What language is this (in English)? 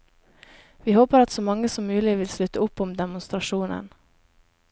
Norwegian